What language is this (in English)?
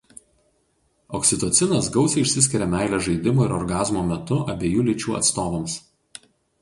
Lithuanian